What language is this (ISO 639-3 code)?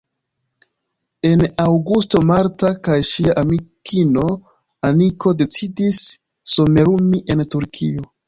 epo